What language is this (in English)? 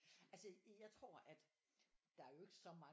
Danish